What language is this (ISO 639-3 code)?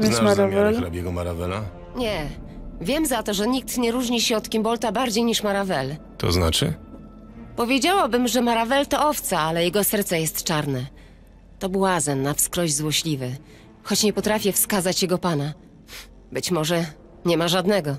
pol